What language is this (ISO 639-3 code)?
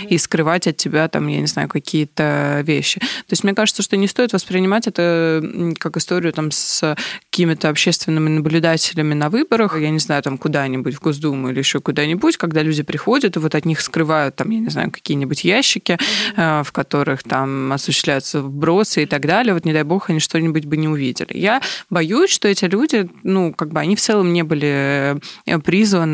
rus